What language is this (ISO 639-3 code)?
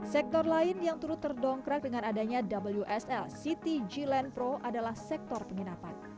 ind